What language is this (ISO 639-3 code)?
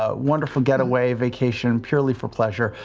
eng